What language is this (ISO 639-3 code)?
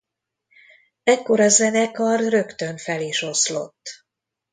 hun